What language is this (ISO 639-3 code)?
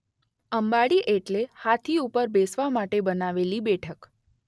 guj